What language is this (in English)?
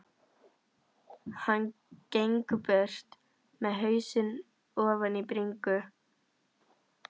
Icelandic